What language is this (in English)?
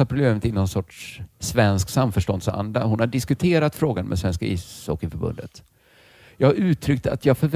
Swedish